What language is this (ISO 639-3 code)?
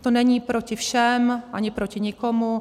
ces